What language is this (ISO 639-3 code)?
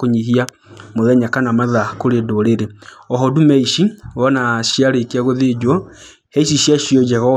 kik